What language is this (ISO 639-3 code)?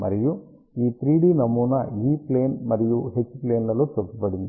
tel